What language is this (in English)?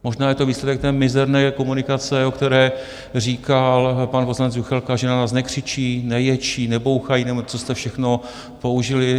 Czech